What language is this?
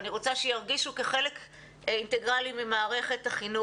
Hebrew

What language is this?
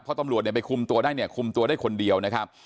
Thai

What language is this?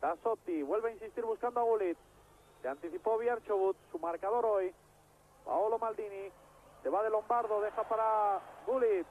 Spanish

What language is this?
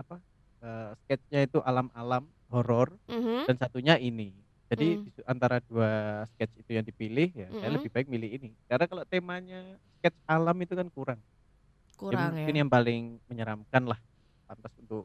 Indonesian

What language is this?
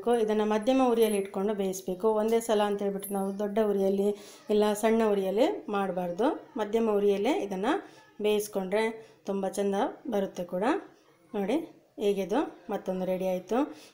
Hindi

